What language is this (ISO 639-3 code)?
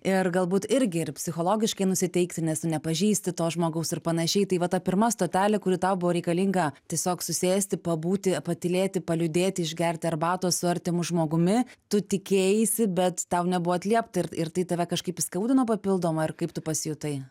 lit